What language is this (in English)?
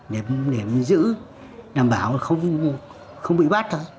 Vietnamese